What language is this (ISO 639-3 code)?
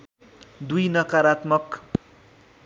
nep